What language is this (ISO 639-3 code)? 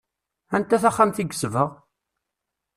kab